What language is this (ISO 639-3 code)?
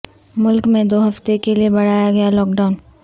urd